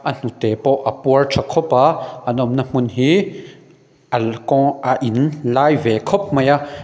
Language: Mizo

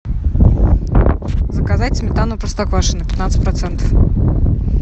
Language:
Russian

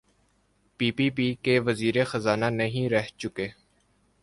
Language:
Urdu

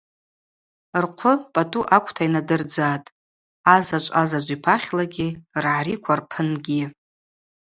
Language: Abaza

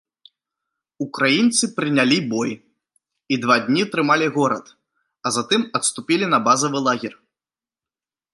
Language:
Belarusian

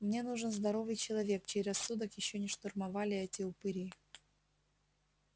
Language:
Russian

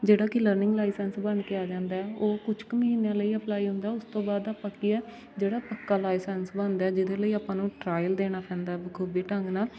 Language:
Punjabi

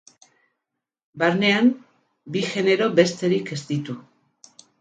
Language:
Basque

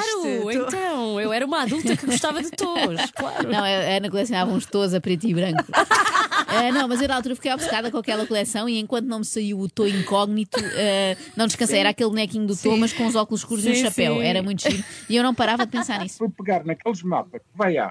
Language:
Portuguese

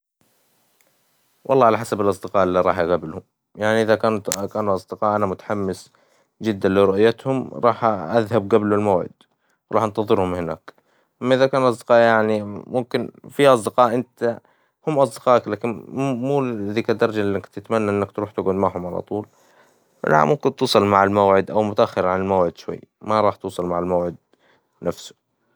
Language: Hijazi Arabic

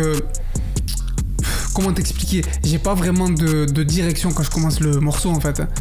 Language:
French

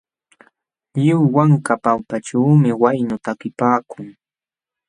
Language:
Jauja Wanca Quechua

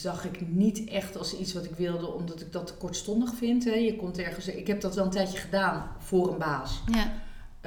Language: Dutch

